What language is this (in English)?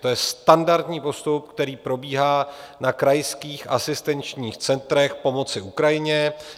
Czech